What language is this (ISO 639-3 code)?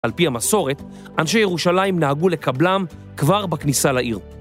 heb